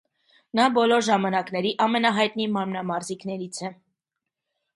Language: Armenian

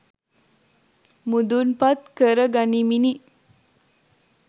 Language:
Sinhala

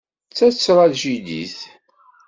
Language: Kabyle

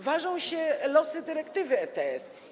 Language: Polish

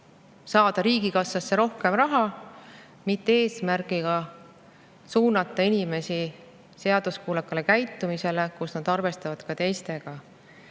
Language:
Estonian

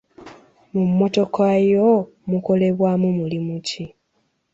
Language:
Ganda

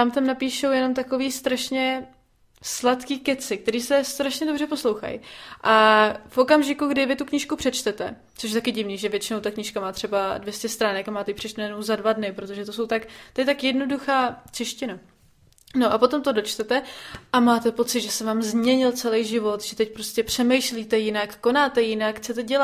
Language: Czech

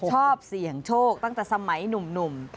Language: Thai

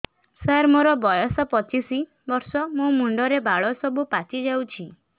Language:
Odia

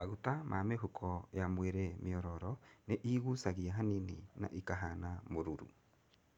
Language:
Kikuyu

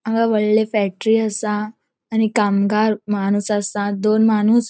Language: Konkani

